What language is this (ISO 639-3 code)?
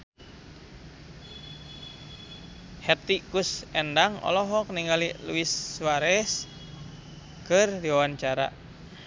sun